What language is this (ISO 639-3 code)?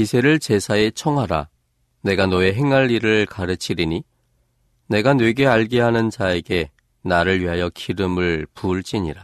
kor